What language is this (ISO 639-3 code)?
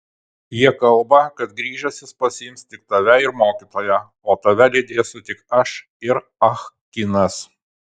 lit